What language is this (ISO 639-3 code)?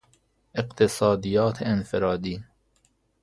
fas